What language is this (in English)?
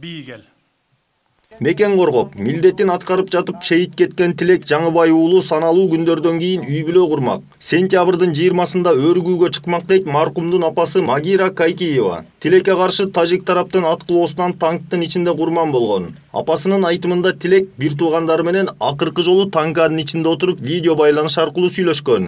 Turkish